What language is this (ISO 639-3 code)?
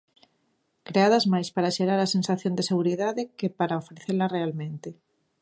glg